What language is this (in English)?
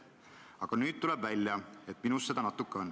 Estonian